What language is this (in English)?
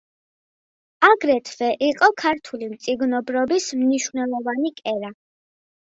Georgian